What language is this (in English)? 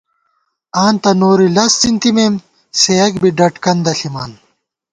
Gawar-Bati